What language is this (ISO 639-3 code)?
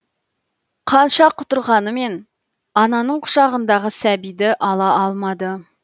kaz